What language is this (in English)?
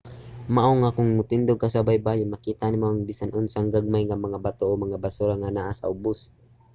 Cebuano